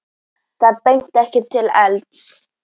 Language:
Icelandic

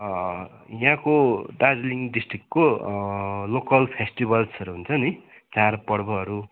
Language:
Nepali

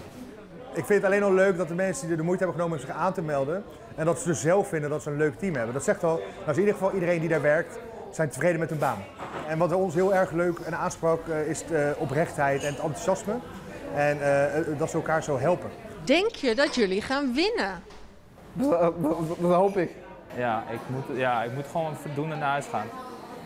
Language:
Dutch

